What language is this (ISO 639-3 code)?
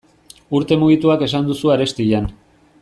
eus